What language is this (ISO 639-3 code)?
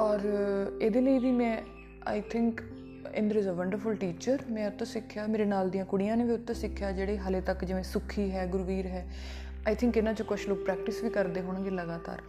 pan